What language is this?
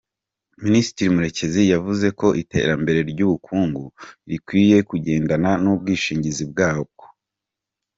Kinyarwanda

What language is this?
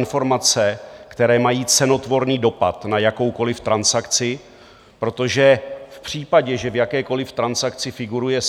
Czech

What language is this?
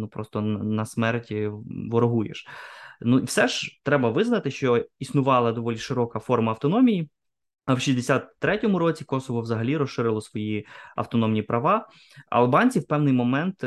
Ukrainian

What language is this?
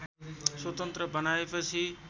Nepali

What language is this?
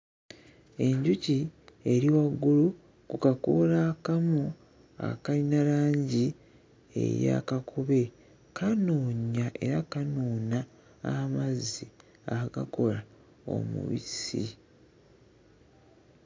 Ganda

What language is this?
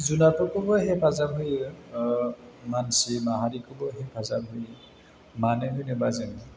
Bodo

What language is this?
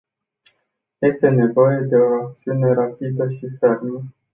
Romanian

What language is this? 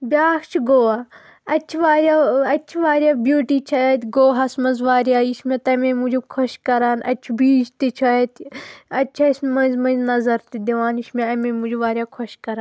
Kashmiri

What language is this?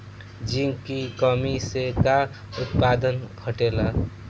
Bhojpuri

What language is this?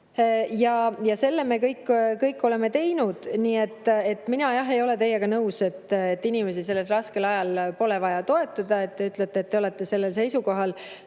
Estonian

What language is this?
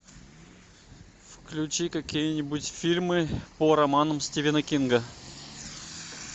Russian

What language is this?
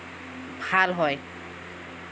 Assamese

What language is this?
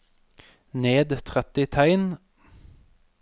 Norwegian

